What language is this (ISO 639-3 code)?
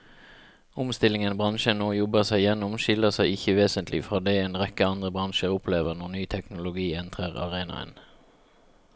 nor